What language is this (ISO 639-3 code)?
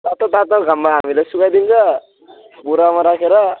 nep